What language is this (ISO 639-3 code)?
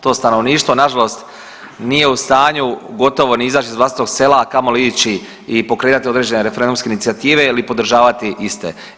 hrv